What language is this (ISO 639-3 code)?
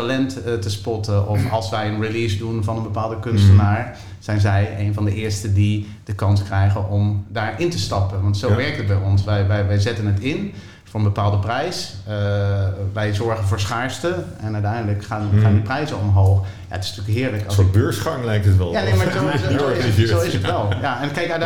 nld